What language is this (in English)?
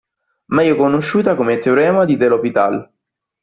Italian